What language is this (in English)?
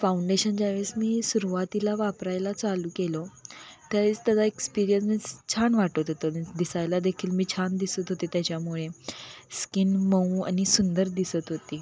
Marathi